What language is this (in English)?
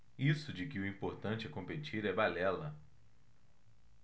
Portuguese